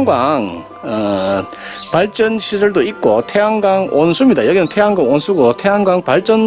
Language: Korean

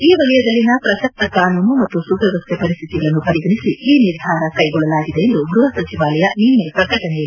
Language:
Kannada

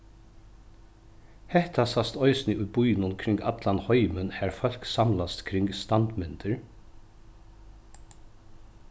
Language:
Faroese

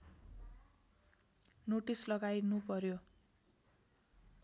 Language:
Nepali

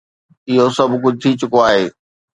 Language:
Sindhi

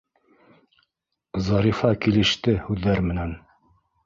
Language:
Bashkir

